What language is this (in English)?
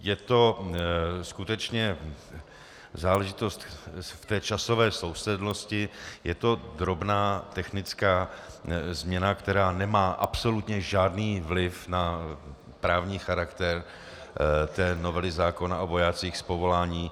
Czech